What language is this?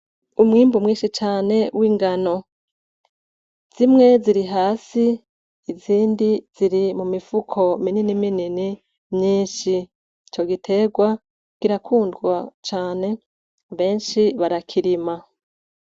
Rundi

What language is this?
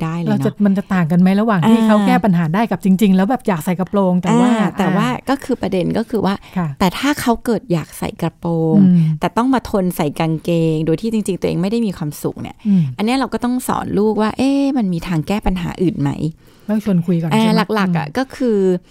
Thai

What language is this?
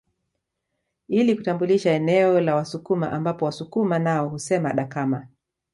Swahili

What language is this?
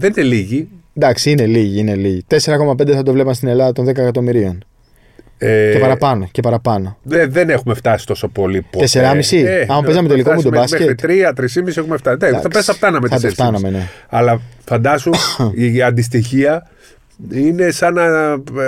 Greek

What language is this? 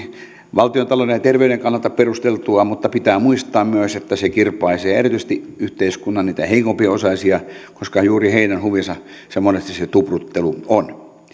Finnish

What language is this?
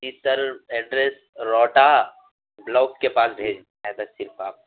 Urdu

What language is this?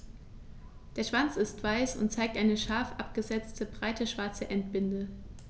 German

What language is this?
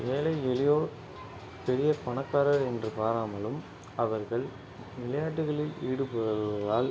Tamil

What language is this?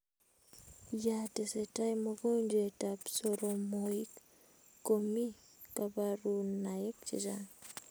Kalenjin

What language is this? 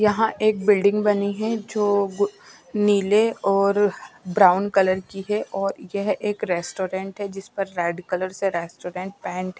Hindi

